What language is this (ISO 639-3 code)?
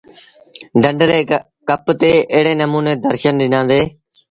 sbn